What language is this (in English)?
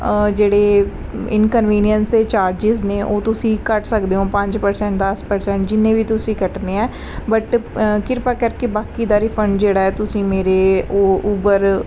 Punjabi